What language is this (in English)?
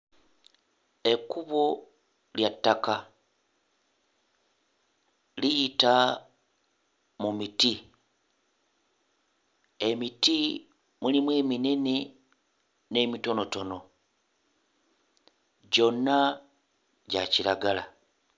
Ganda